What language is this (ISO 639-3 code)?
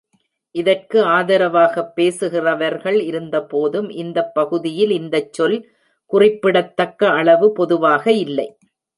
tam